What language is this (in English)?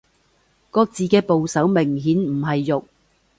Cantonese